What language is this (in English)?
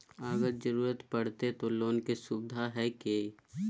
Magahi